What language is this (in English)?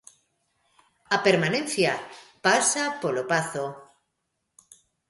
Galician